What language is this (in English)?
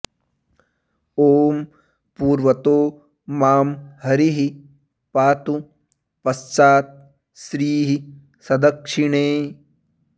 Sanskrit